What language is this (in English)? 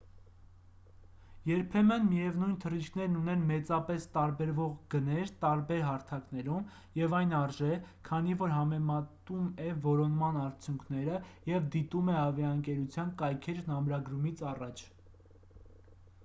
Armenian